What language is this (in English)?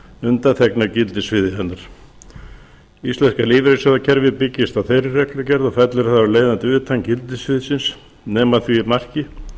Icelandic